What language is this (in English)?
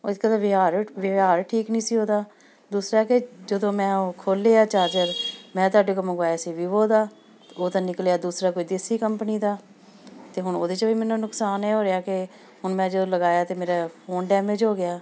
Punjabi